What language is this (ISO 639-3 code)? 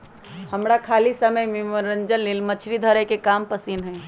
mag